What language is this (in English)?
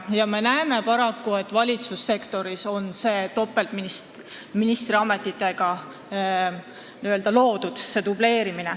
Estonian